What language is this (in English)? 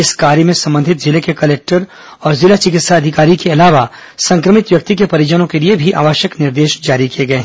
Hindi